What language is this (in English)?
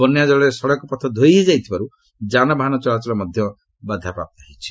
Odia